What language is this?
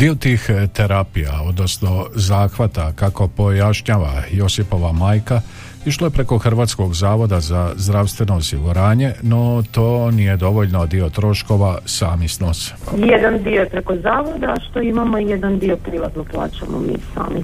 Croatian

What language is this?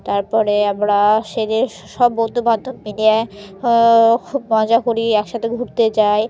Bangla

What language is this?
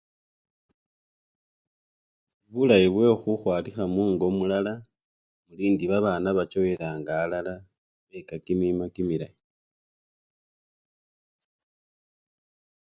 Luyia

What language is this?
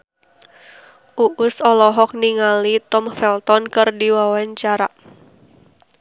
Sundanese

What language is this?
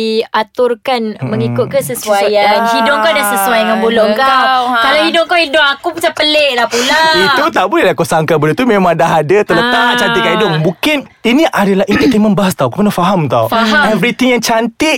Malay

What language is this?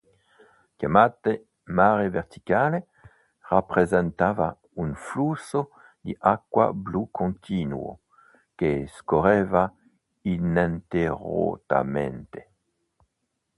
Italian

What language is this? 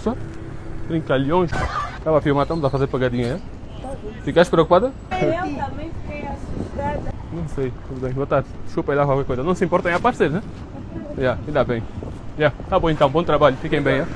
Portuguese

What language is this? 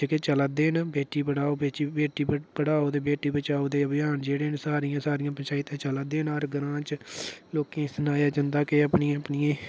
Dogri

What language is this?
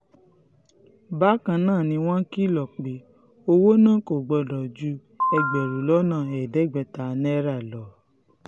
Yoruba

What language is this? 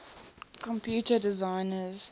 English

